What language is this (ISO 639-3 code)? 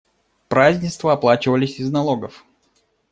rus